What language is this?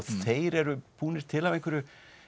Icelandic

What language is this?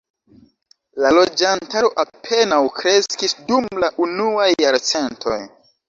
Esperanto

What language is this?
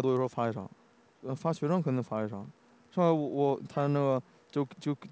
Chinese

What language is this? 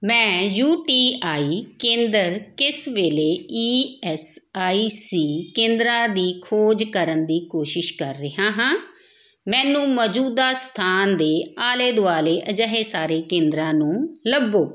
Punjabi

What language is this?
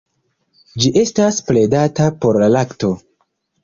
Esperanto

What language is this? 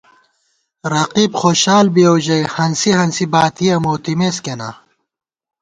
Gawar-Bati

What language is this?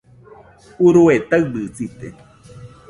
Nüpode Huitoto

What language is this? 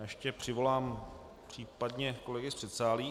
Czech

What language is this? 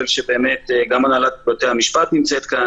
Hebrew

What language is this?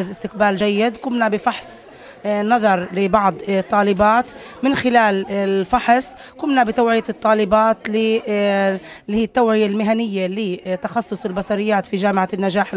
Arabic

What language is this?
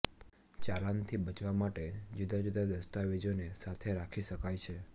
Gujarati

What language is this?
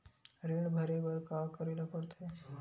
Chhattisgarhi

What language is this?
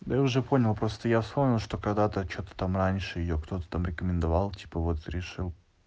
Russian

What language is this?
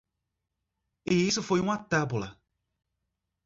Portuguese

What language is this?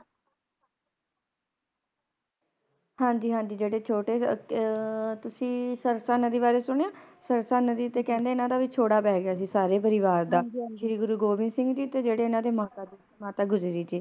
Punjabi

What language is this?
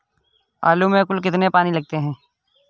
Hindi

